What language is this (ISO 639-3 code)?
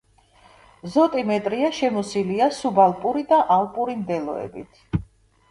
kat